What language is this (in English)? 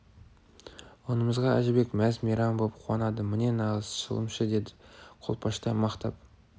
Kazakh